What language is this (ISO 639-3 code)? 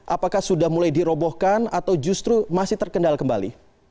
ind